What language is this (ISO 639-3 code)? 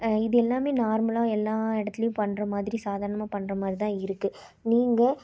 tam